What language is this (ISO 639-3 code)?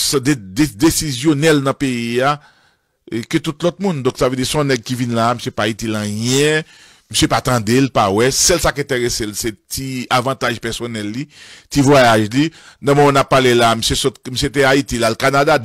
fra